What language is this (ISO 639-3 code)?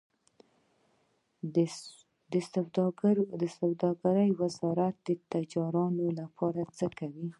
pus